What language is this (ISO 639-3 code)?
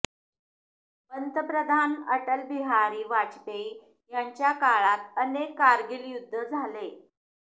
mar